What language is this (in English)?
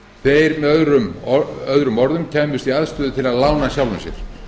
Icelandic